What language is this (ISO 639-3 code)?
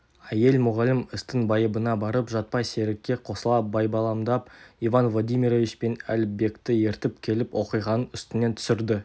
kaz